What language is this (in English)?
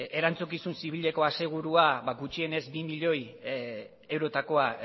Basque